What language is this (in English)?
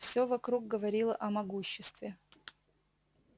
Russian